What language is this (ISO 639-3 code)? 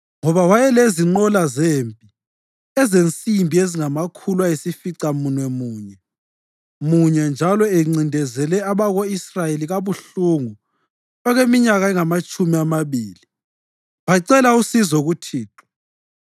nde